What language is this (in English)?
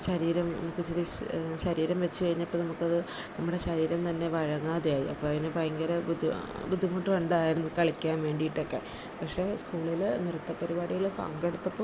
Malayalam